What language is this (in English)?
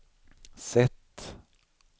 Swedish